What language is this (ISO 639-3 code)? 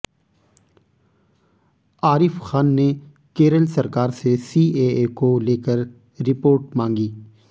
hin